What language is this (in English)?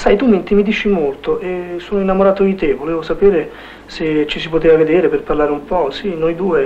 Italian